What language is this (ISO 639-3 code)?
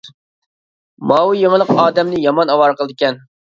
uig